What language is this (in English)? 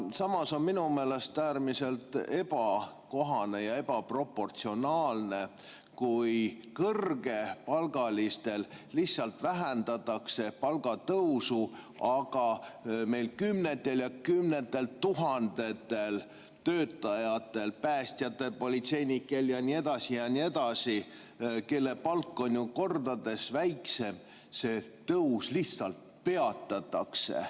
Estonian